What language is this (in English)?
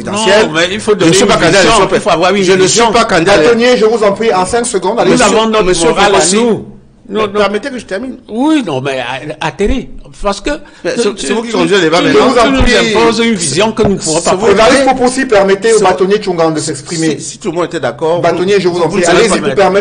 French